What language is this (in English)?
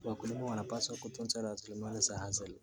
Kalenjin